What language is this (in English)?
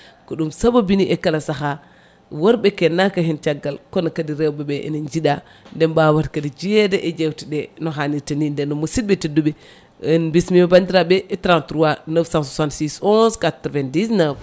Fula